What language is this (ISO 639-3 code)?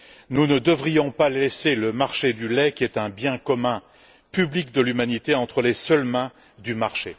fra